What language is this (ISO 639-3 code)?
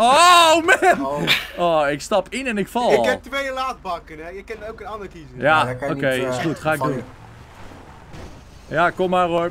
nld